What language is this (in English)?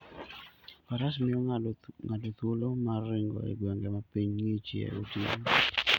Luo (Kenya and Tanzania)